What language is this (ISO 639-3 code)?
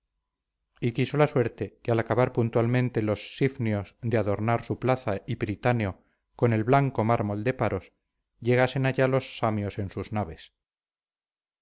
spa